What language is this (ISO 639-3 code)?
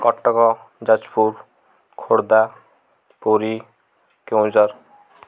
ori